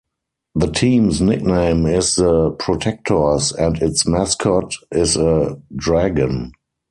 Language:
English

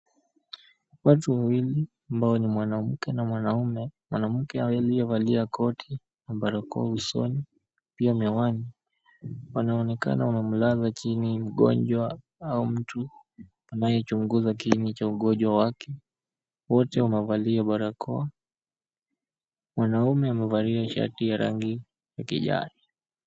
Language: Swahili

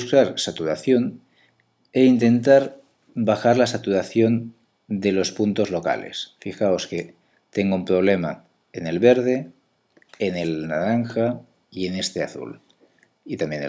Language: Spanish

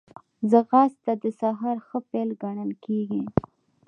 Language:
Pashto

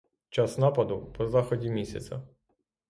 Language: Ukrainian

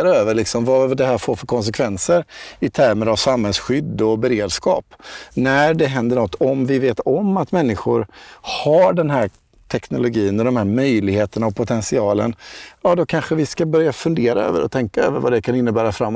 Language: Swedish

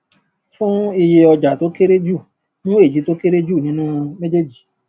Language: Yoruba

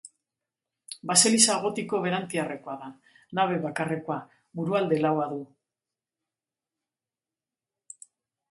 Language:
Basque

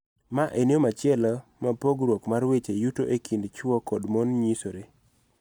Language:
Luo (Kenya and Tanzania)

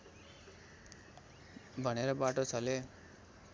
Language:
Nepali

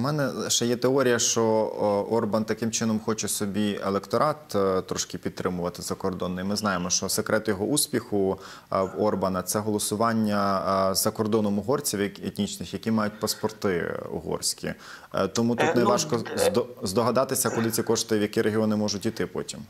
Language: Ukrainian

